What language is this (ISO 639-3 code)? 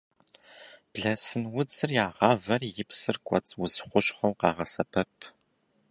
kbd